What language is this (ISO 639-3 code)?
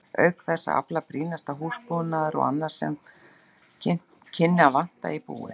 isl